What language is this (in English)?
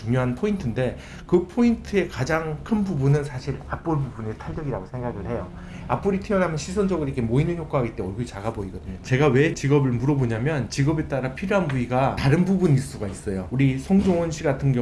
Korean